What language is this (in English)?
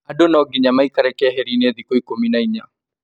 Kikuyu